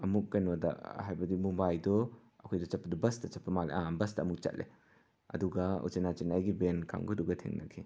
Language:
Manipuri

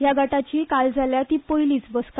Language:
Konkani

